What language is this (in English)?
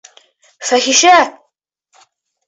Bashkir